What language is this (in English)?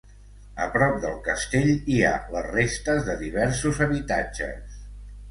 Catalan